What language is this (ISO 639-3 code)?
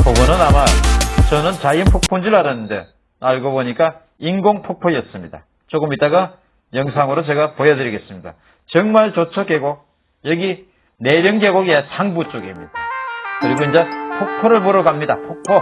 kor